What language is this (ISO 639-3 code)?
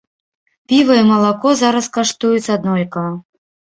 bel